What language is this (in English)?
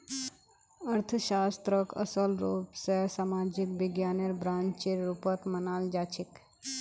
Magahi